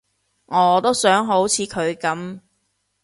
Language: Cantonese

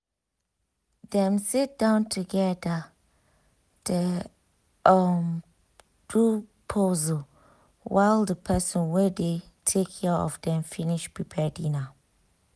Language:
Nigerian Pidgin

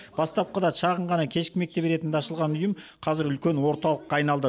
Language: Kazakh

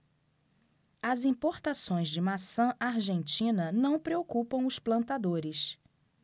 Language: Portuguese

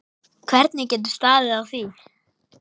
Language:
Icelandic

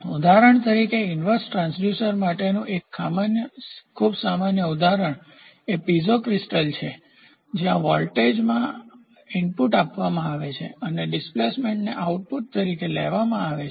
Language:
Gujarati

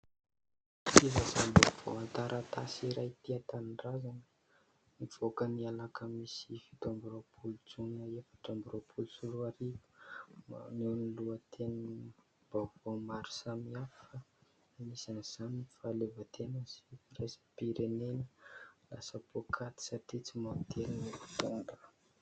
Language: Malagasy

